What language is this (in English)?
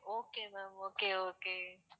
Tamil